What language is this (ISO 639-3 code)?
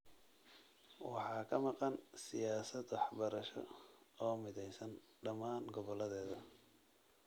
som